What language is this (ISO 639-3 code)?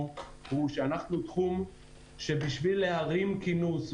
heb